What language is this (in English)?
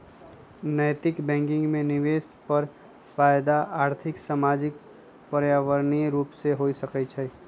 Magahi